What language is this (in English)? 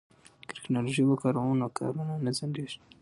Pashto